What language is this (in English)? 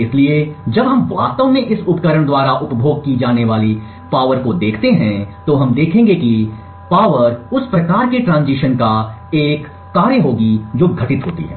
Hindi